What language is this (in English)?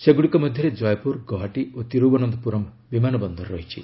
Odia